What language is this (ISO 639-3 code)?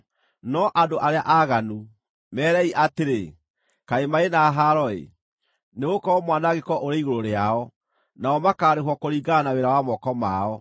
kik